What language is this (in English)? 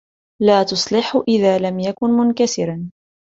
Arabic